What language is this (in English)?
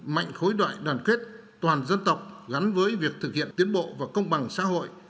Vietnamese